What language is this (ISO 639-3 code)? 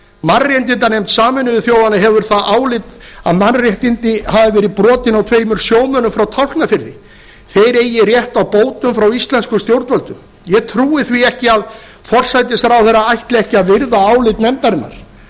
isl